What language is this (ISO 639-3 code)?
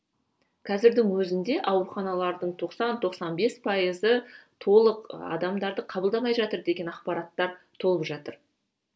kaz